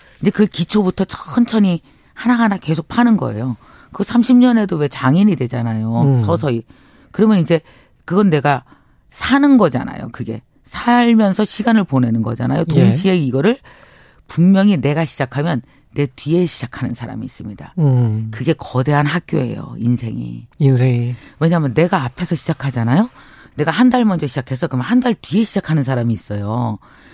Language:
Korean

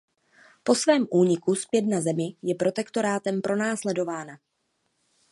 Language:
Czech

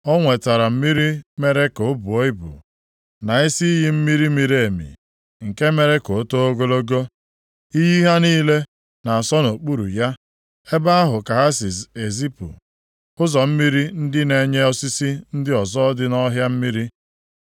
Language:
Igbo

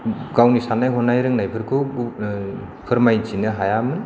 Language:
Bodo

